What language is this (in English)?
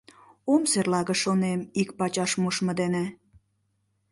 Mari